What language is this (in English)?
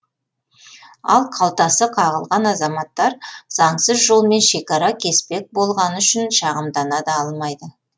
Kazakh